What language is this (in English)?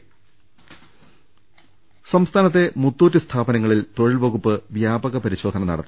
Malayalam